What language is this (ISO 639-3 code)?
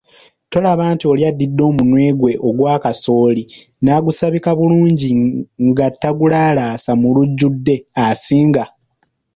lug